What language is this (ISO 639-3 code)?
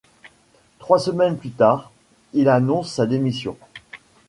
fra